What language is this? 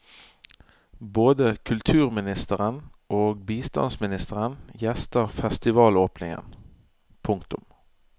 Norwegian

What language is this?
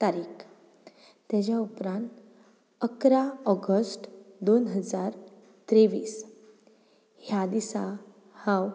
Konkani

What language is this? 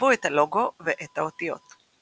Hebrew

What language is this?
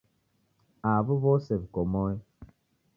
Taita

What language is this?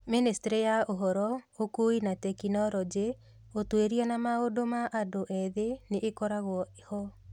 Kikuyu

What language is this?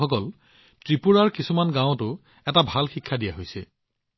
Assamese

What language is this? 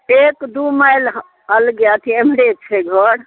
Maithili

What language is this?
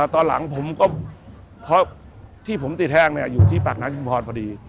Thai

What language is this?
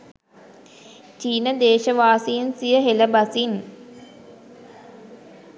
Sinhala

